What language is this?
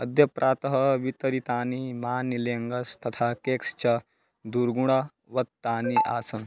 Sanskrit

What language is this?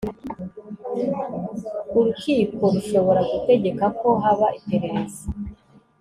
Kinyarwanda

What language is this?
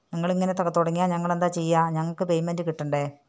Malayalam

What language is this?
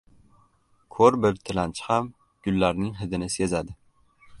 Uzbek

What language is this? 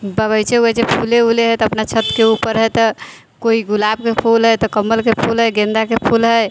Maithili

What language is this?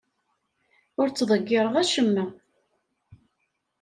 Kabyle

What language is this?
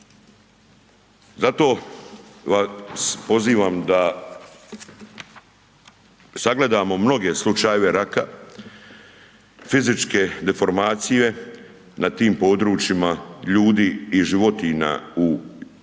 Croatian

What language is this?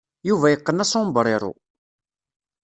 Kabyle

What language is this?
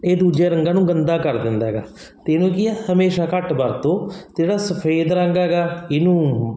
Punjabi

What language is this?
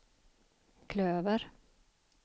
Swedish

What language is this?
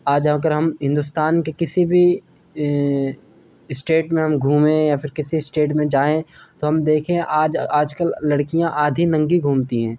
Urdu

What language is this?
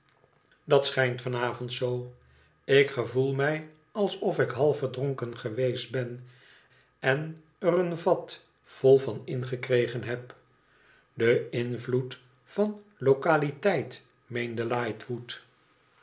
Dutch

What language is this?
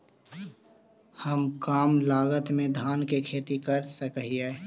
Magahi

